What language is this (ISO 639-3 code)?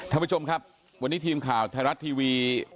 tha